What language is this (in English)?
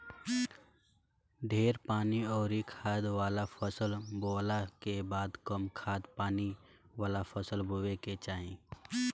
Bhojpuri